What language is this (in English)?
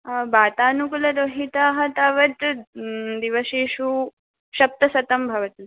Sanskrit